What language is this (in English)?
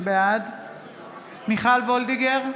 Hebrew